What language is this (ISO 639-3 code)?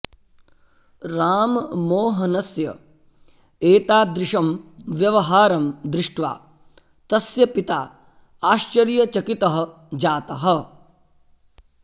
san